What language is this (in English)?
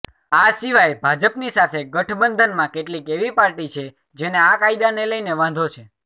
Gujarati